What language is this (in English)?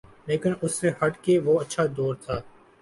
Urdu